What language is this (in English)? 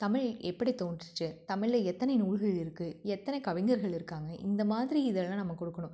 Tamil